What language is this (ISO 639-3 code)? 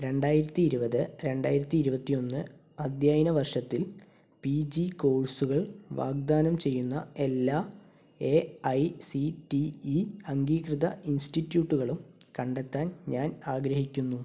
mal